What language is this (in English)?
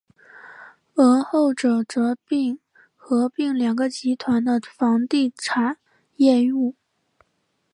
Chinese